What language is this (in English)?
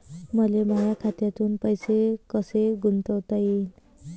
Marathi